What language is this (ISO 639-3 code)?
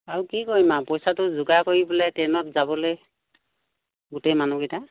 asm